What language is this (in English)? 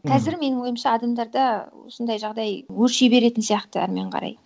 Kazakh